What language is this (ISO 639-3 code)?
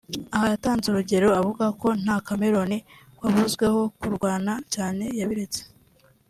kin